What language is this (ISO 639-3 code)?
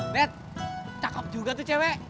ind